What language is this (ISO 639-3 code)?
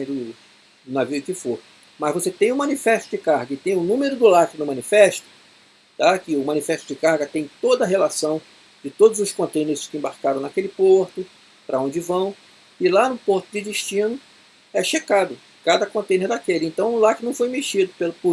por